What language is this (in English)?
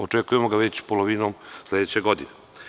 Serbian